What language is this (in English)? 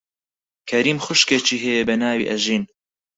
Central Kurdish